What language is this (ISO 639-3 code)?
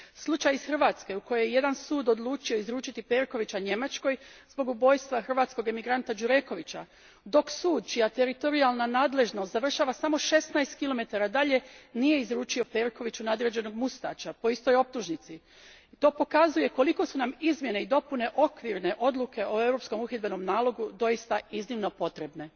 hrv